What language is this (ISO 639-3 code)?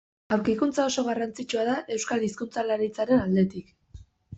eus